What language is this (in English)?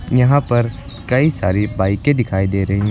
Hindi